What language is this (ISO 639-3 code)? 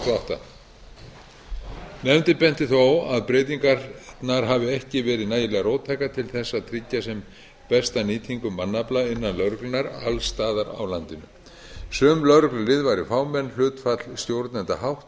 isl